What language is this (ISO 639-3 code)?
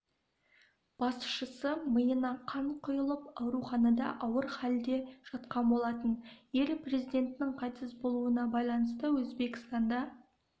kaz